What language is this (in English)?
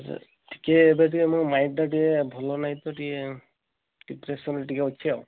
Odia